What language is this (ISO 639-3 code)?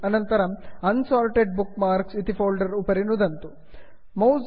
san